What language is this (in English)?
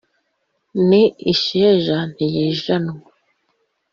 Kinyarwanda